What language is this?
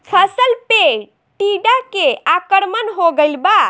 Bhojpuri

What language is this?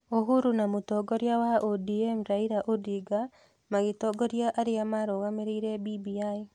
Kikuyu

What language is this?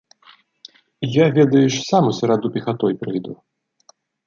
Belarusian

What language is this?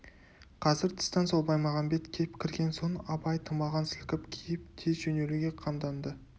Kazakh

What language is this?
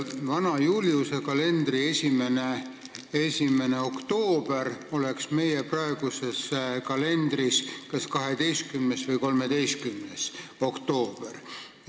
Estonian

